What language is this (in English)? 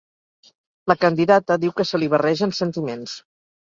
Catalan